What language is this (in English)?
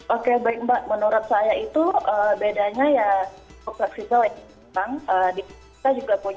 Indonesian